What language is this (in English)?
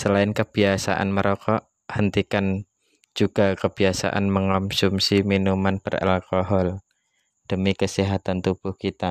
Indonesian